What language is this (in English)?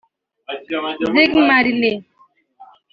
Kinyarwanda